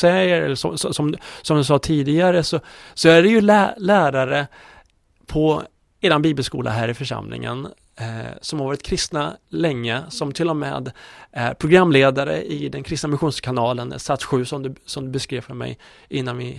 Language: Swedish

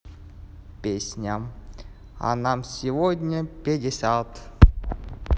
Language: Russian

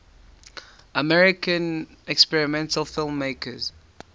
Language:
English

